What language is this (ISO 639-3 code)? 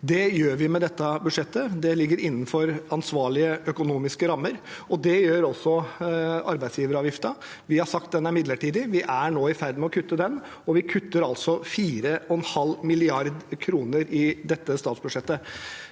nor